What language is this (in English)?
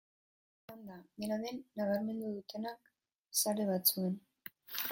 Basque